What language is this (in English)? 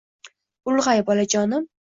Uzbek